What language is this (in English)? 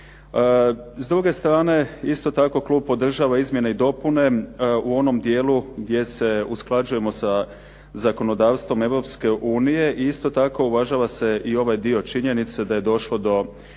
Croatian